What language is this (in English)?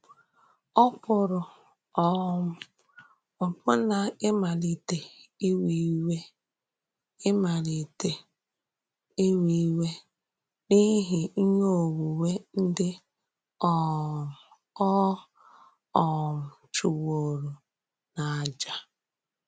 Igbo